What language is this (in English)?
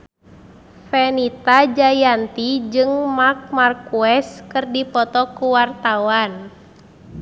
Sundanese